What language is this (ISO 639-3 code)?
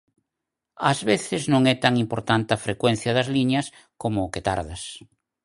glg